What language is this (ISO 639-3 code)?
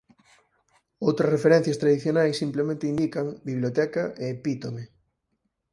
glg